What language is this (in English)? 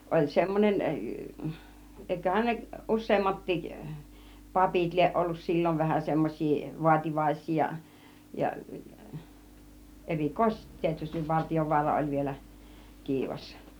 Finnish